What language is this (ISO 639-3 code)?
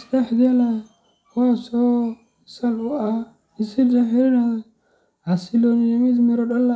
som